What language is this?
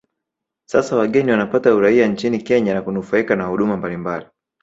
Swahili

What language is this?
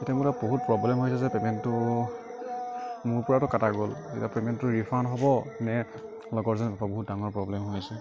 Assamese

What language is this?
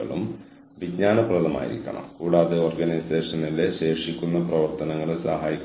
Malayalam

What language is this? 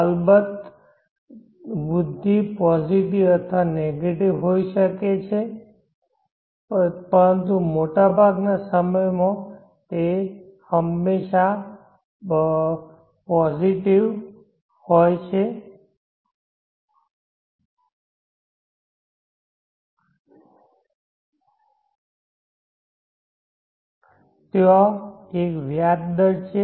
Gujarati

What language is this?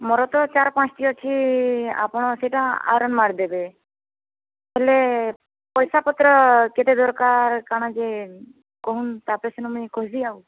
Odia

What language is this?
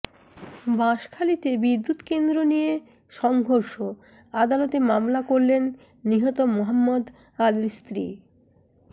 Bangla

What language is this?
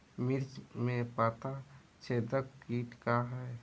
Bhojpuri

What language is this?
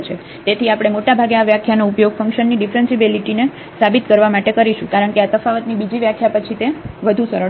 Gujarati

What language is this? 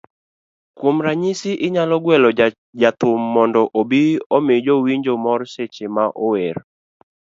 Luo (Kenya and Tanzania)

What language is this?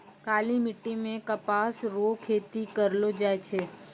Maithili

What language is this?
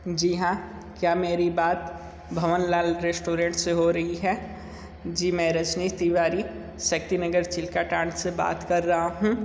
Hindi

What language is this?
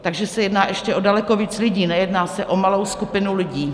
Czech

